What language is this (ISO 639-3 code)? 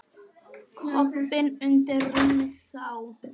isl